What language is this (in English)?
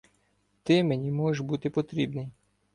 Ukrainian